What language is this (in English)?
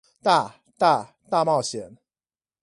Chinese